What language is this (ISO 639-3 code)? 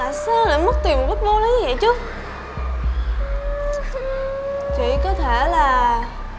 vie